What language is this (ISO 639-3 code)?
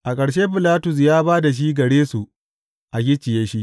hau